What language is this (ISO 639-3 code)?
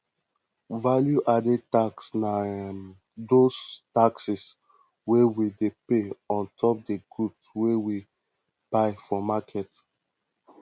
pcm